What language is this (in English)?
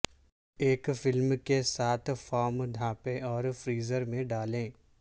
Urdu